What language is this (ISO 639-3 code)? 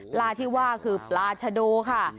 tha